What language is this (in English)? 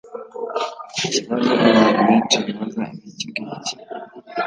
Kinyarwanda